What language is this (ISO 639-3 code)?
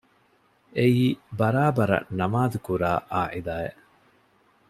div